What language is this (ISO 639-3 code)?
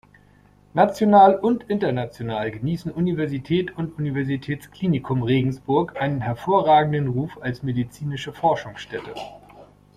deu